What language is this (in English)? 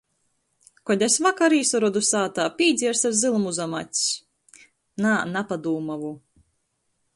Latgalian